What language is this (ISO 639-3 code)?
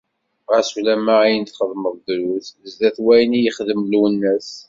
kab